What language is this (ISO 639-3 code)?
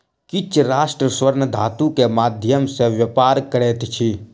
mai